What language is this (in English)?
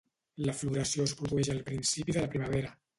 Catalan